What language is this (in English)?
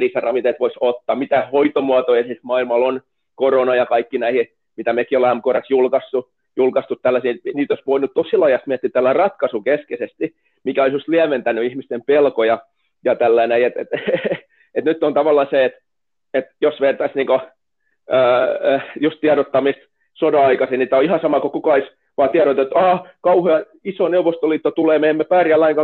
Finnish